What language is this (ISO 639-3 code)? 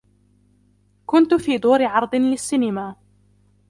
ara